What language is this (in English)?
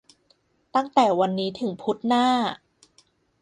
Thai